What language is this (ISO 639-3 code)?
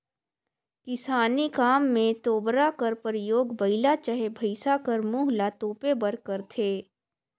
hne